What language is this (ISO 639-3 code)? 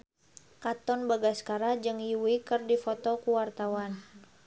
sun